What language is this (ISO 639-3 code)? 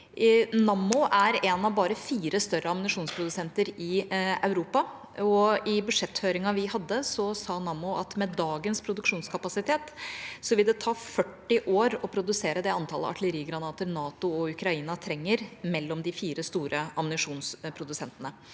nor